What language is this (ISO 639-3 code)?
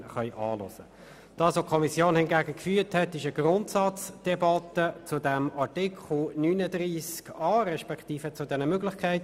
gsw